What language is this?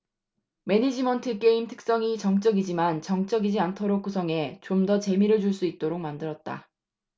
Korean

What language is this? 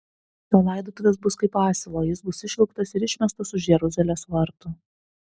Lithuanian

